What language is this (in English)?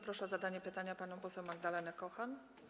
Polish